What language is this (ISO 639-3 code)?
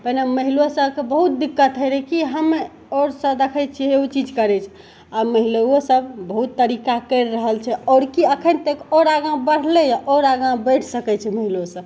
mai